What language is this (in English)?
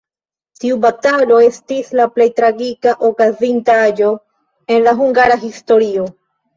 Esperanto